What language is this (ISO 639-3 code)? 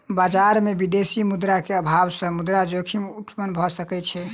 mai